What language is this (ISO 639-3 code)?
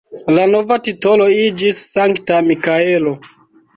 epo